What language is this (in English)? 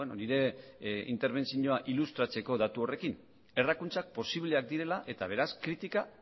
Basque